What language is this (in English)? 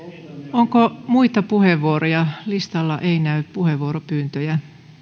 Finnish